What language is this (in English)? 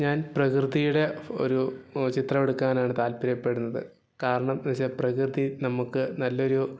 Malayalam